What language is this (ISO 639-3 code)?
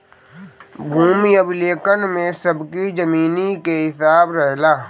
bho